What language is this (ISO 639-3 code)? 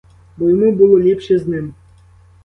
ukr